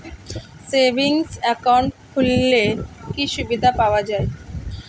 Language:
Bangla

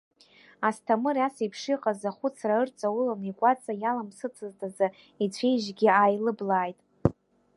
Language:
Abkhazian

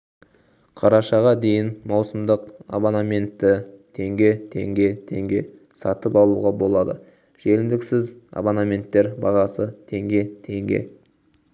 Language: Kazakh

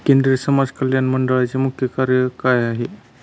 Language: Marathi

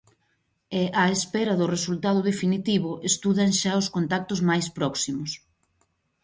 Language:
Galician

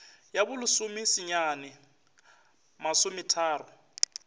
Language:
Northern Sotho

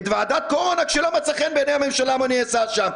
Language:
Hebrew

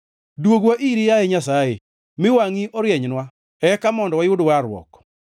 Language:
Luo (Kenya and Tanzania)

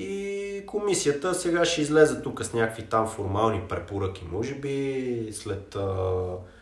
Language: Bulgarian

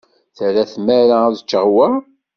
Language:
Kabyle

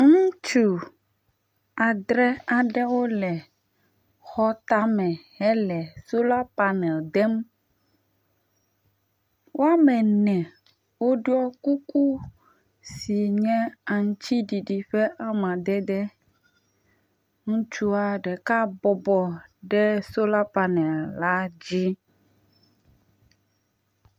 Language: Ewe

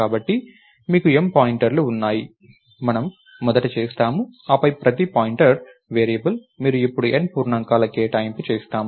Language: Telugu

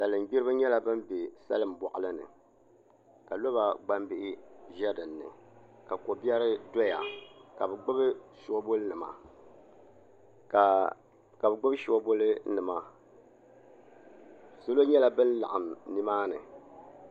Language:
Dagbani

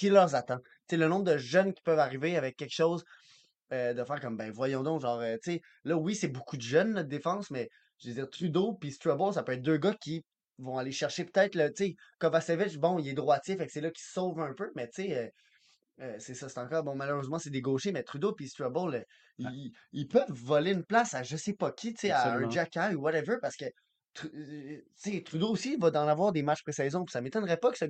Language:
French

